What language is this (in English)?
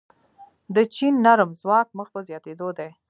Pashto